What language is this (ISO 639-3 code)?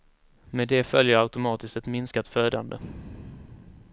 swe